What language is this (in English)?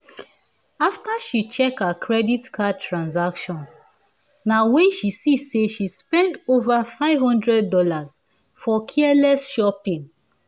Nigerian Pidgin